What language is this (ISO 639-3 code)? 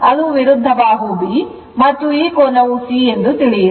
kan